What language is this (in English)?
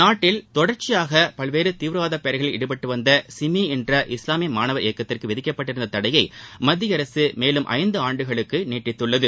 Tamil